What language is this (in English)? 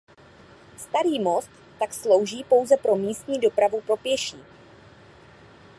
Czech